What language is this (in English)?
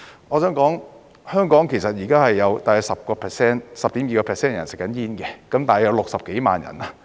Cantonese